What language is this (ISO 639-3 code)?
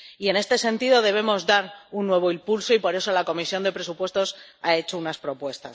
spa